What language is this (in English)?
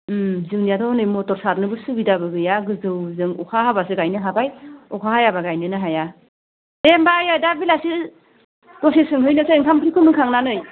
Bodo